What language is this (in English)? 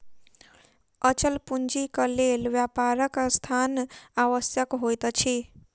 Maithili